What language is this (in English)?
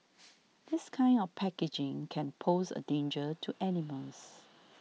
English